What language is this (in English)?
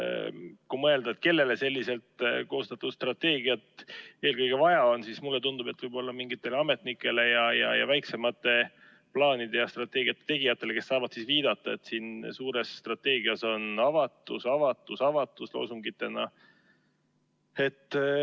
Estonian